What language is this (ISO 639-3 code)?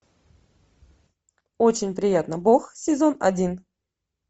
rus